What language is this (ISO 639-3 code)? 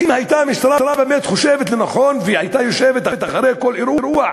heb